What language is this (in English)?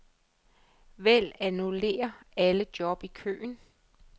Danish